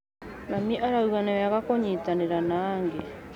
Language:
Kikuyu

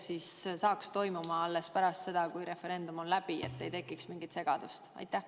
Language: Estonian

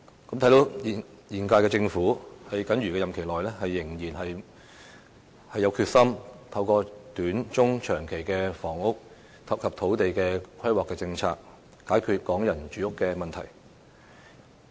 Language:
Cantonese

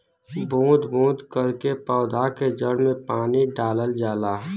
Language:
Bhojpuri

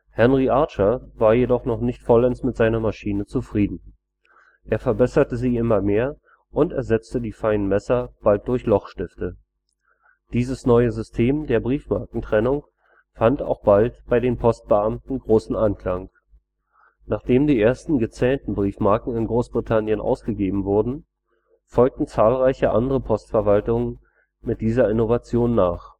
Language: German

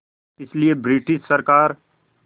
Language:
Hindi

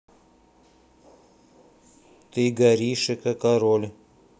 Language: Russian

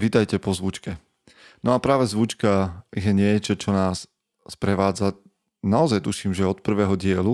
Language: Slovak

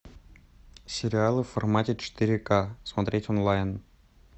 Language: Russian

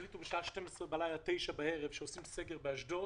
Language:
Hebrew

